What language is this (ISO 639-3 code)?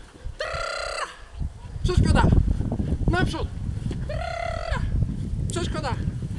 pol